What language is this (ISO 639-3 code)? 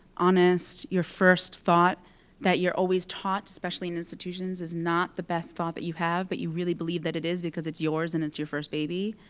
eng